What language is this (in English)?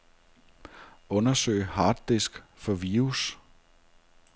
Danish